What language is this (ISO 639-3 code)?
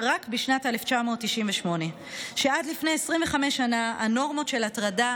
heb